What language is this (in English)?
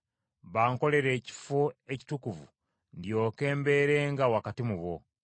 Ganda